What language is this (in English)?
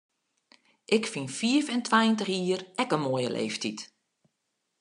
Western Frisian